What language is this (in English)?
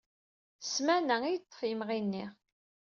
Kabyle